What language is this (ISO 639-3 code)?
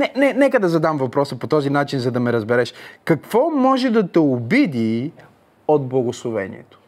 bul